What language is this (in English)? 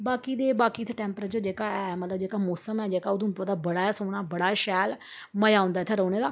Dogri